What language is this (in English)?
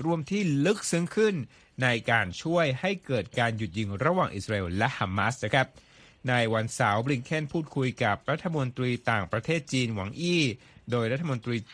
Thai